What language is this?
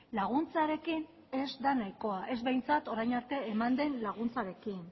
Basque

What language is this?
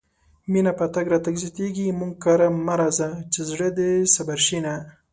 Pashto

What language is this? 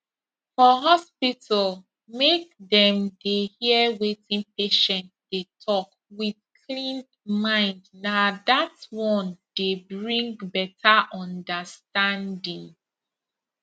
Nigerian Pidgin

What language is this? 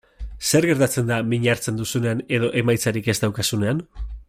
Basque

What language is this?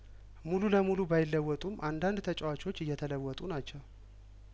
Amharic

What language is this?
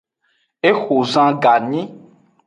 Aja (Benin)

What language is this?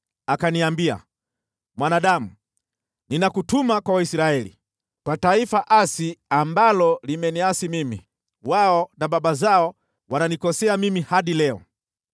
Swahili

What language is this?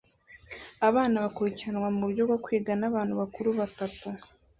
Kinyarwanda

